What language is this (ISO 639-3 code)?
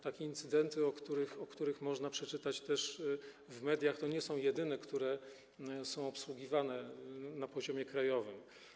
pol